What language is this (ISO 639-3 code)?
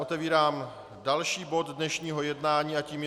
ces